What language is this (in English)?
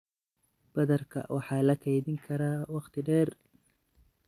Somali